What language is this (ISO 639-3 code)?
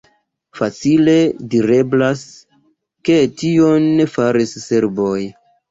epo